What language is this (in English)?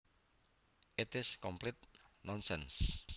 Javanese